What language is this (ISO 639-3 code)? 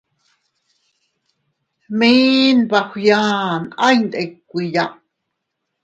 cut